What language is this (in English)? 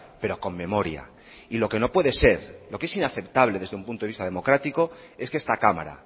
Spanish